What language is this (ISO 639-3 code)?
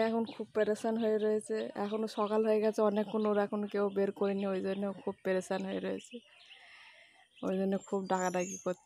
ron